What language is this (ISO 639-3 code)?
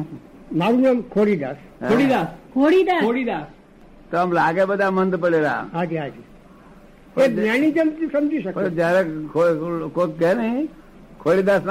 guj